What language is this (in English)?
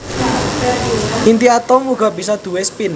Javanese